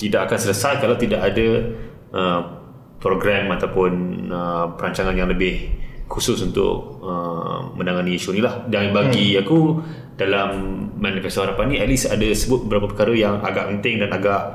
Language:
Malay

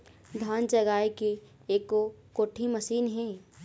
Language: Chhattisgarhi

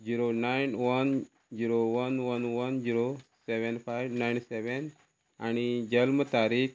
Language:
Konkani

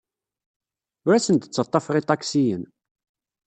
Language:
Kabyle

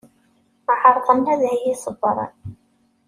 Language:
Kabyle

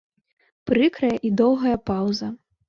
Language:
Belarusian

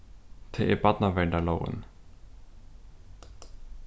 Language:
Faroese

